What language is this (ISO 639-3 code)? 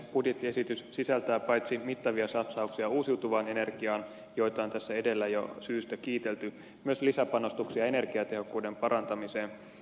fin